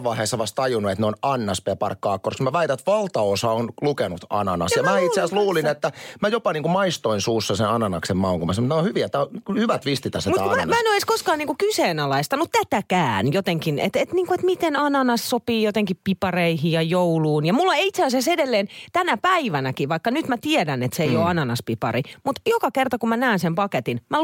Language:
Finnish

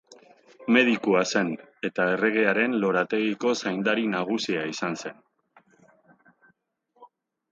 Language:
Basque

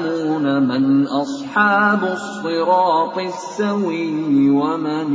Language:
Arabic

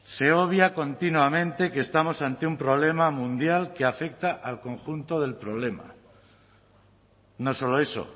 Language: Spanish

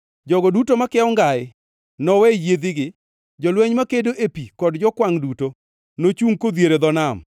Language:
Luo (Kenya and Tanzania)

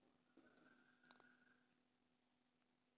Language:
Telugu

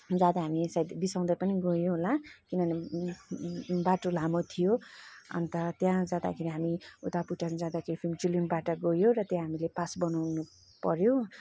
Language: Nepali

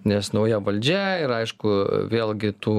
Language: Lithuanian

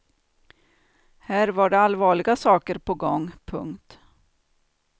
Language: Swedish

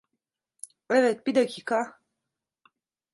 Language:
Turkish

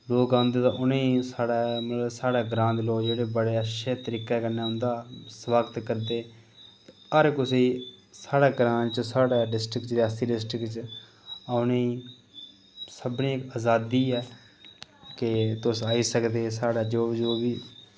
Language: Dogri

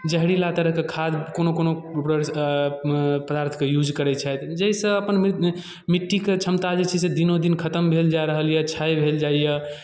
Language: Maithili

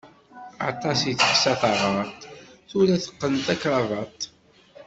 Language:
Kabyle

